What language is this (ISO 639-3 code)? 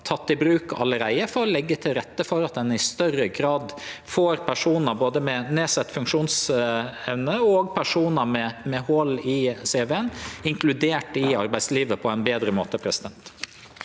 nor